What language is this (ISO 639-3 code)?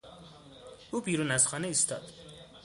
fas